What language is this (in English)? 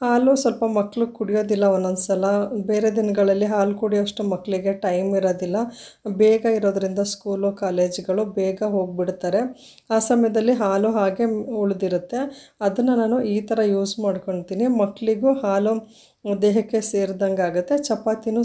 Arabic